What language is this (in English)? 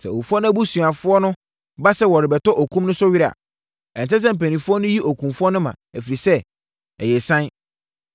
Akan